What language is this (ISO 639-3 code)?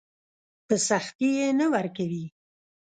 pus